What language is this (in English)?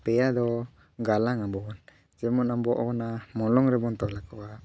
Santali